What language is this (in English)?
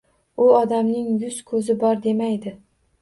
Uzbek